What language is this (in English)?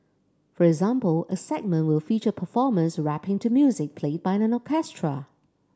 English